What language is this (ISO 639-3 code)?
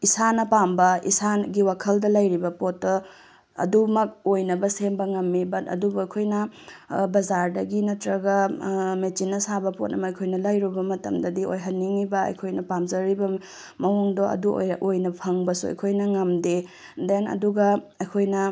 mni